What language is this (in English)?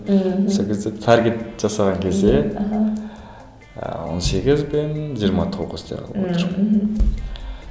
Kazakh